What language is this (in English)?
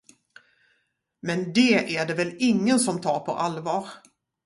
Swedish